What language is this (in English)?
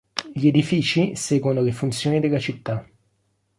Italian